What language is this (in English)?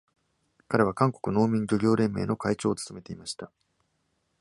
Japanese